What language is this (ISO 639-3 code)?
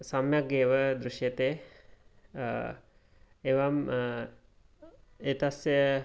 san